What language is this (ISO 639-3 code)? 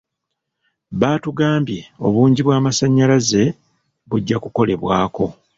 lug